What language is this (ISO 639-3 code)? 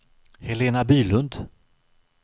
swe